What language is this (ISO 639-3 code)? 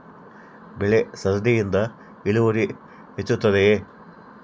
kan